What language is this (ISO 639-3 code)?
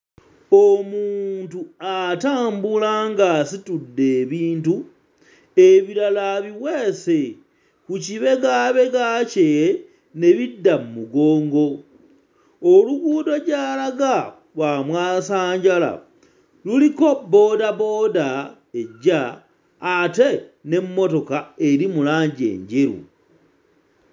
lug